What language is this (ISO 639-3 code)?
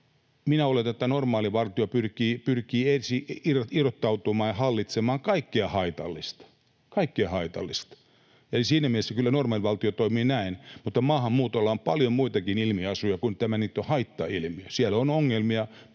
fin